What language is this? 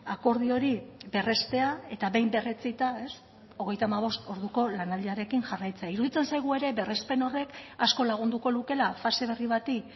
Basque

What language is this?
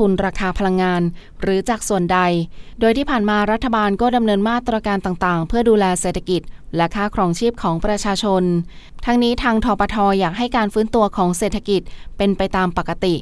Thai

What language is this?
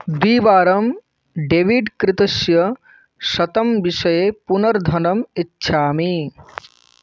Sanskrit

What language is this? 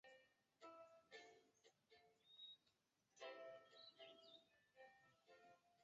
Chinese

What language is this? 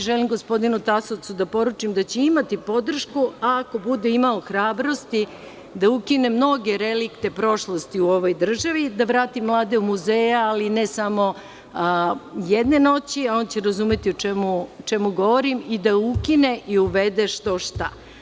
Serbian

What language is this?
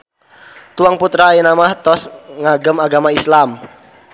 Sundanese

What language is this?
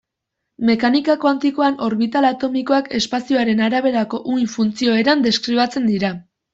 Basque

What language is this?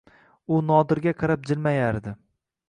Uzbek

